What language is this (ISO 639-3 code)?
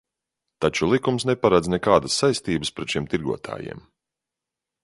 lav